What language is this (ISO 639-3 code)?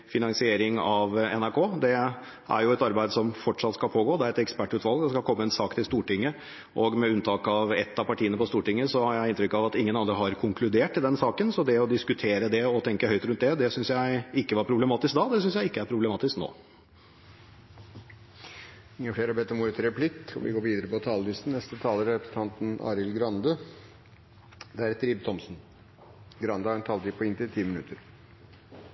nor